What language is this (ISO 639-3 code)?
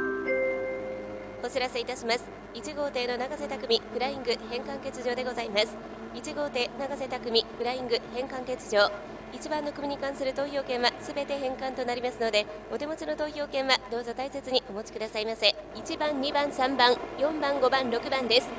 jpn